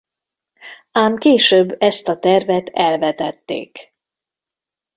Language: Hungarian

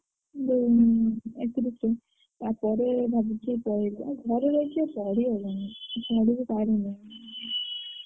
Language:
Odia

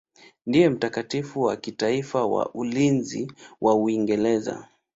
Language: Swahili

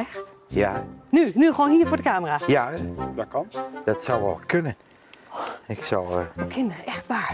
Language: Dutch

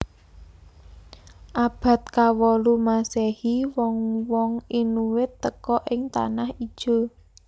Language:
Javanese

